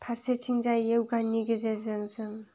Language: Bodo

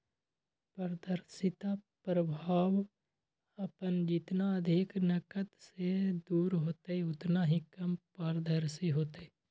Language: Magahi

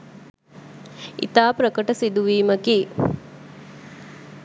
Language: Sinhala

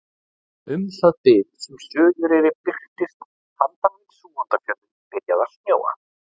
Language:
Icelandic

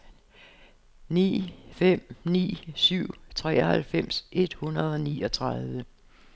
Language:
Danish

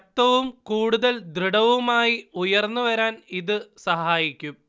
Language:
Malayalam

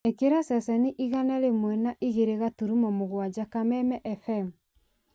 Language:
Kikuyu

